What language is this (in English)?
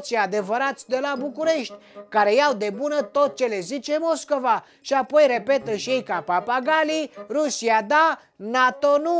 Romanian